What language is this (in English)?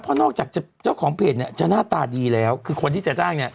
Thai